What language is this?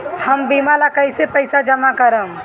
Bhojpuri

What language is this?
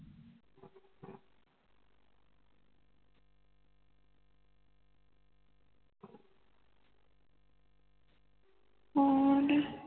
Punjabi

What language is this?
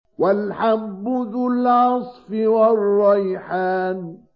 Arabic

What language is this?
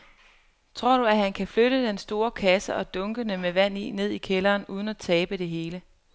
Danish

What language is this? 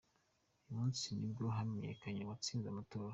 Kinyarwanda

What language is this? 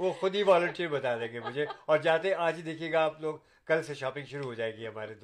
Urdu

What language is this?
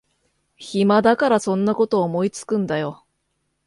Japanese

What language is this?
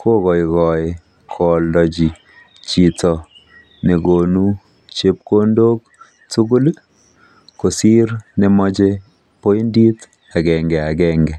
Kalenjin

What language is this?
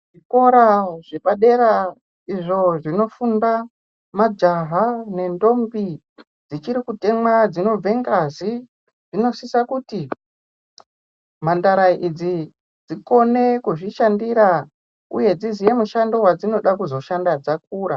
Ndau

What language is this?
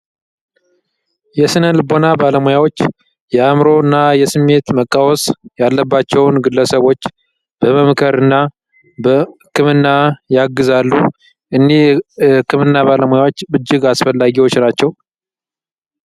Amharic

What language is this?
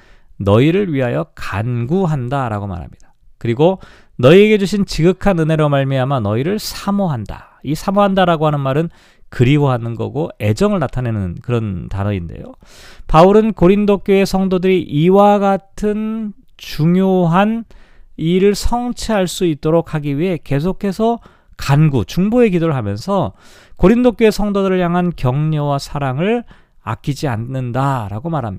Korean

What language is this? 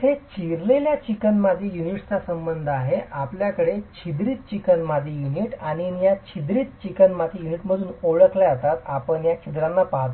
Marathi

